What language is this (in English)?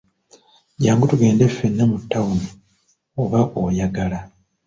Ganda